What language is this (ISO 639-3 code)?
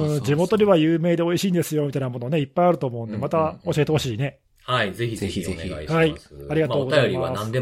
jpn